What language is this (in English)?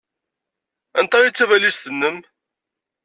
Kabyle